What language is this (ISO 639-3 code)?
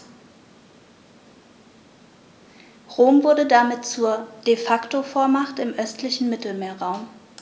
deu